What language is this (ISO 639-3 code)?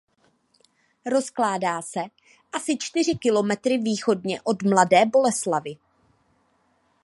ces